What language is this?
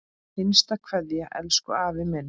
Icelandic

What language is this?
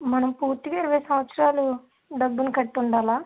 Telugu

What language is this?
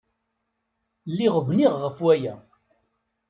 Kabyle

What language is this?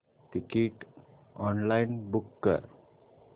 Marathi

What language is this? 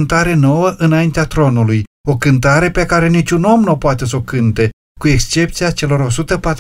Romanian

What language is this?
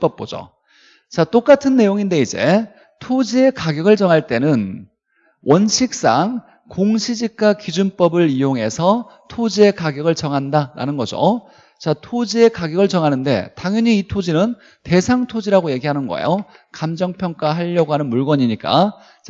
Korean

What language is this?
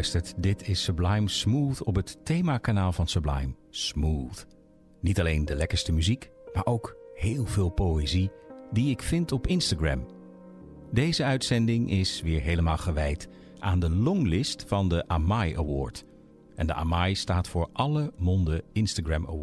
Dutch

